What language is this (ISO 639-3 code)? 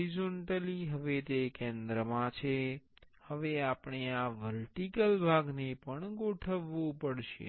guj